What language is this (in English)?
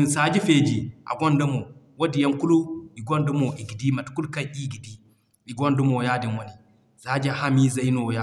Zarma